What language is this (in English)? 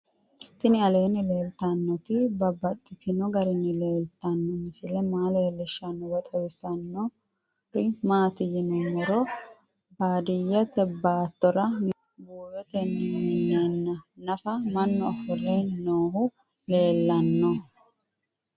Sidamo